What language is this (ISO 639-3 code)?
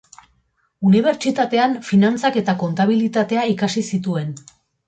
eus